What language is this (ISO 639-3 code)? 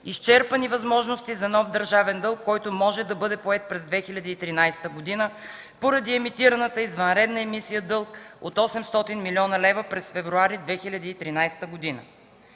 bul